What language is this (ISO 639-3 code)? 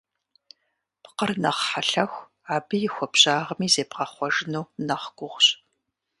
kbd